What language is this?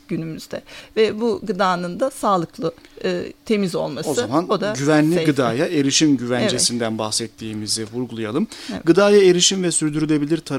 Turkish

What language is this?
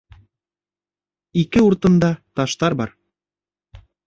Bashkir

